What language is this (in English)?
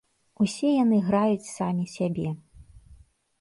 Belarusian